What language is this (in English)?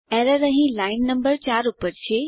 Gujarati